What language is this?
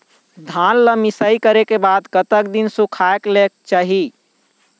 Chhattisgarhi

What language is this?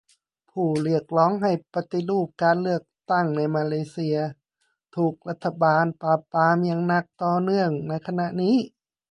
Thai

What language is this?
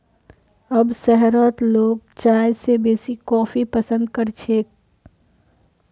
Magahi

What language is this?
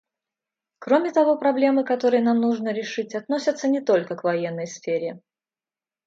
Russian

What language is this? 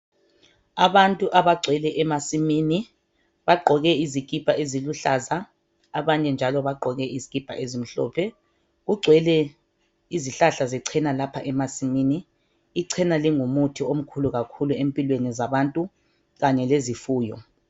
North Ndebele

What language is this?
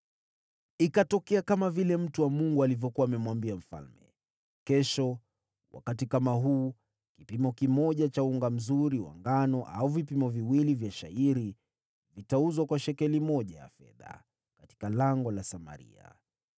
Swahili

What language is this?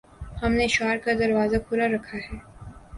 Urdu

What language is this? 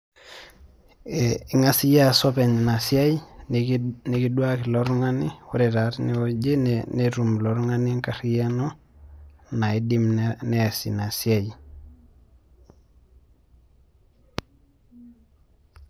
Masai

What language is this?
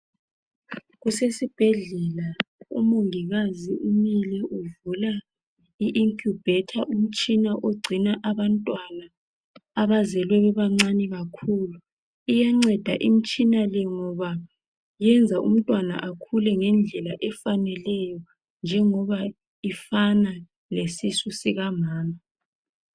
North Ndebele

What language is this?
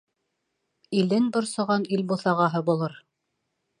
Bashkir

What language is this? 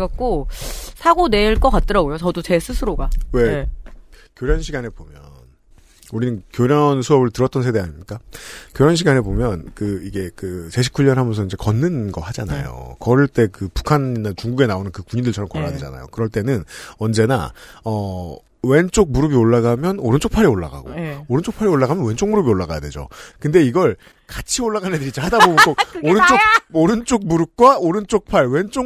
Korean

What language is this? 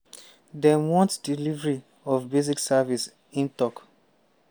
Nigerian Pidgin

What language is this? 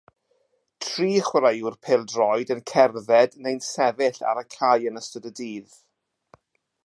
Welsh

